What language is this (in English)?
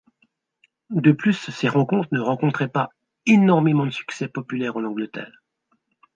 French